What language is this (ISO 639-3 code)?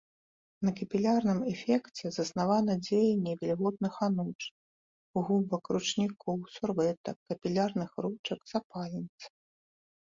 bel